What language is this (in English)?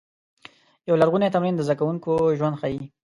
Pashto